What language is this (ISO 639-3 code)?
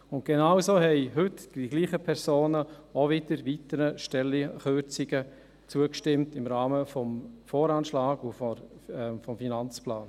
gsw